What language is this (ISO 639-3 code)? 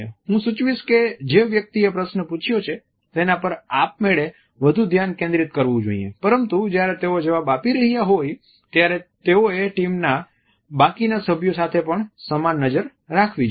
guj